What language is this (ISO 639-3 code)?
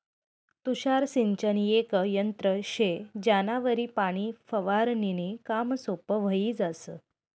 mar